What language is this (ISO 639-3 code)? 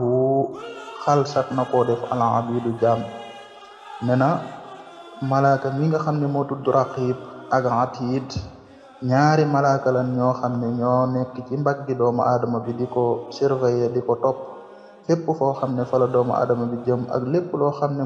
ara